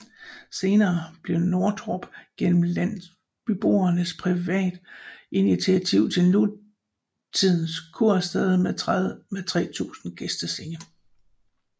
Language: Danish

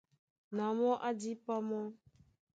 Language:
Duala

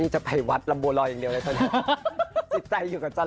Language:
Thai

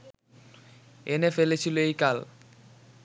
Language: Bangla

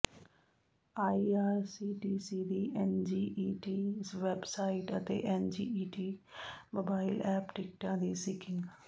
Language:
Punjabi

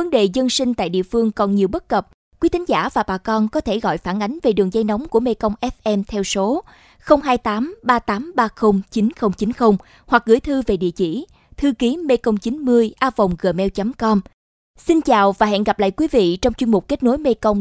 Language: Vietnamese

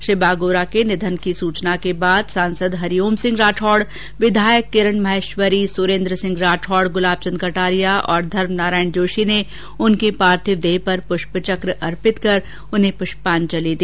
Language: Hindi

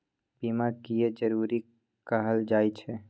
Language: Maithili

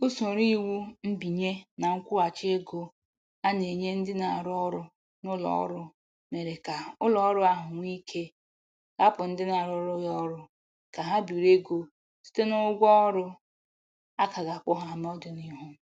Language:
Igbo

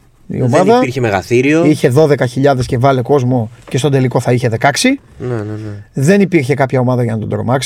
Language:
Greek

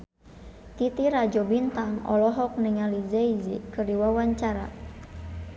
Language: Sundanese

